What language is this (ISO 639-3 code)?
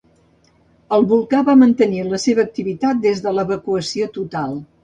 cat